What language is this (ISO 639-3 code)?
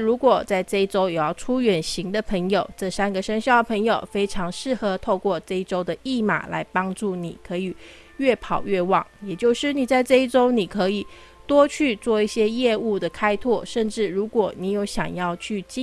zho